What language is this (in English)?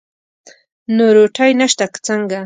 Pashto